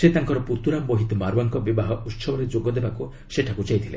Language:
Odia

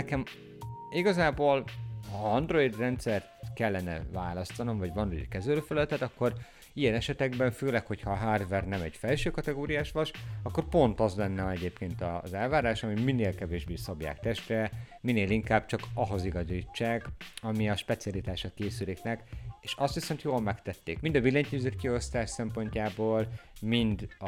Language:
Hungarian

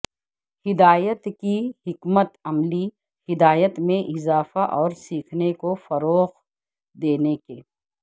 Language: Urdu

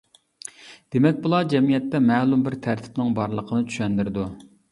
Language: Uyghur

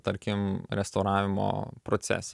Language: Lithuanian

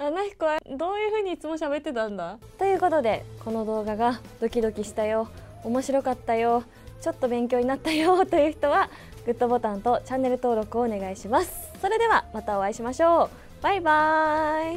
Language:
Japanese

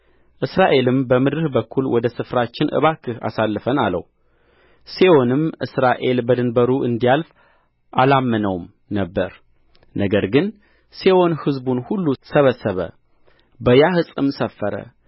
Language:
Amharic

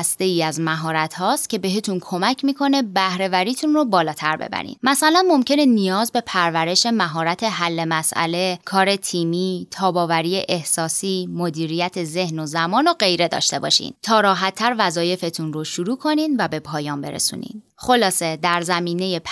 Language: Persian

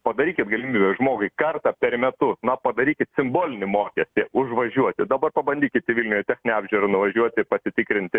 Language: Lithuanian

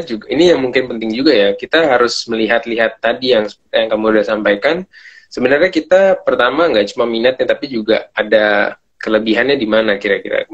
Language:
Indonesian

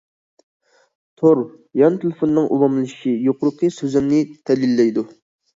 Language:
Uyghur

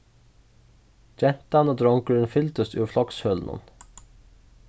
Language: Faroese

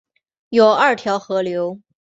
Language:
Chinese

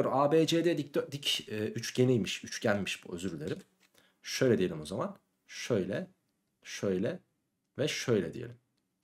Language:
Turkish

